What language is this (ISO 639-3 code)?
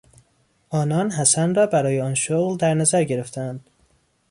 fas